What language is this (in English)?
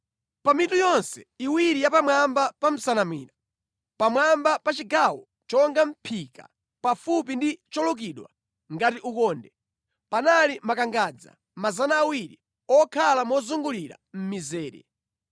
Nyanja